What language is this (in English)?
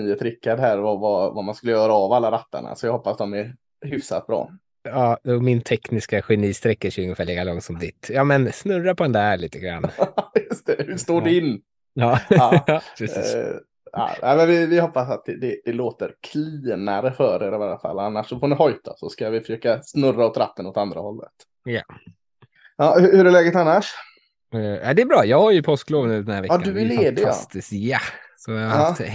Swedish